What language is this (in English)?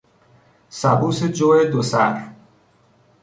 Persian